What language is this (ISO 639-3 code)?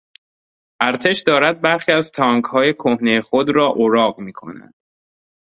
fas